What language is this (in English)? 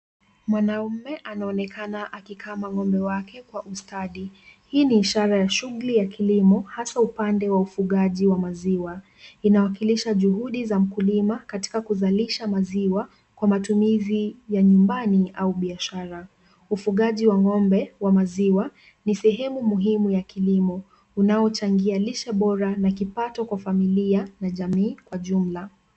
Swahili